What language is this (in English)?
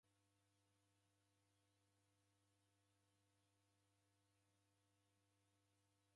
Taita